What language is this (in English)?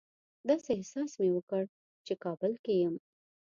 Pashto